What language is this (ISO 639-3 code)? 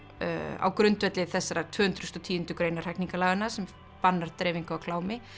isl